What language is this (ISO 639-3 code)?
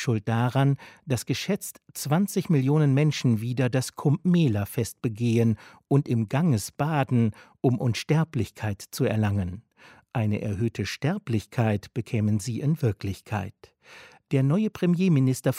deu